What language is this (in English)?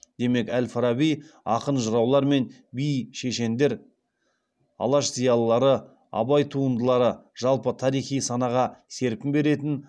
Kazakh